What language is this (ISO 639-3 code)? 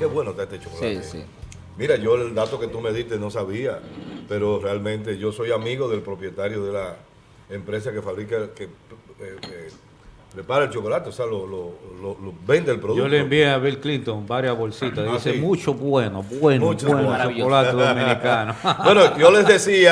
spa